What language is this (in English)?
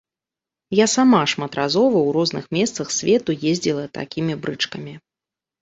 Belarusian